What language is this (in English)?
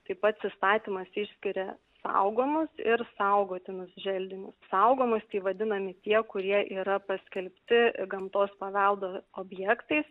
Lithuanian